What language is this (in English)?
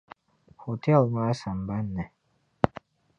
Dagbani